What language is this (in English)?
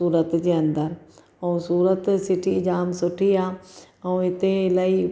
Sindhi